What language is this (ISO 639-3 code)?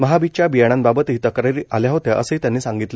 mar